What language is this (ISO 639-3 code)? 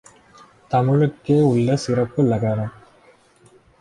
tam